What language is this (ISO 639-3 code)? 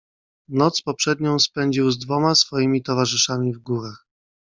pol